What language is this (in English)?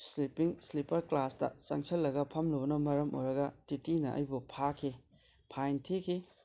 Manipuri